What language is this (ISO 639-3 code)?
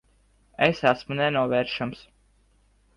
lav